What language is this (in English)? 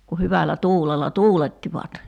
Finnish